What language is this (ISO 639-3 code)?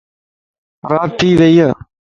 lss